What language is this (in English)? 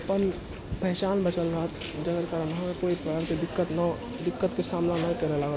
Maithili